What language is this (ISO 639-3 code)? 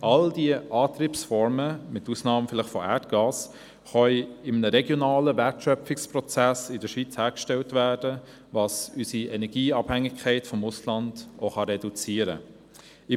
gsw